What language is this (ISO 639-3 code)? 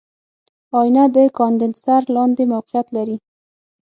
pus